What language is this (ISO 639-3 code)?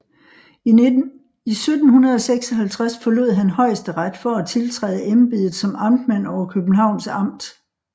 dan